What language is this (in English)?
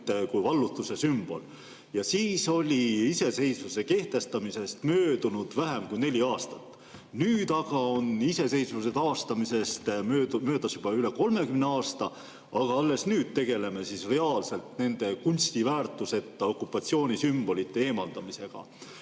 Estonian